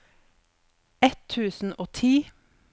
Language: Norwegian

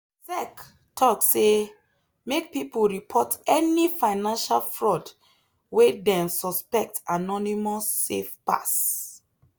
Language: Nigerian Pidgin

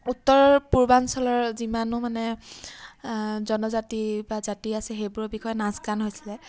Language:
Assamese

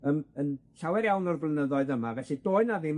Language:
Welsh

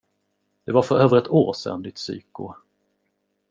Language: Swedish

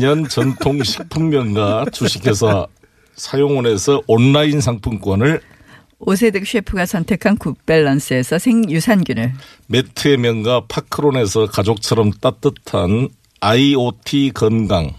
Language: Korean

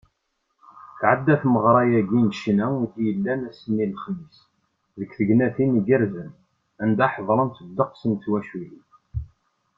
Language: Kabyle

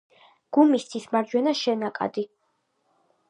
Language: Georgian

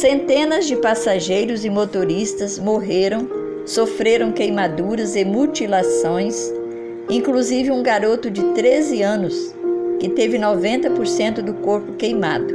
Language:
Portuguese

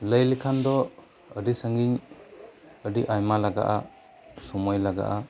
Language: Santali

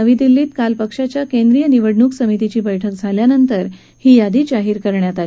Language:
Marathi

